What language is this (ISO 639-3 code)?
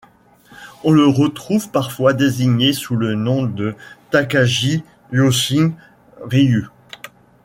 fra